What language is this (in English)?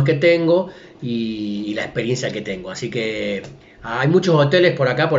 Spanish